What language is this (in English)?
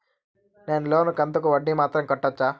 Telugu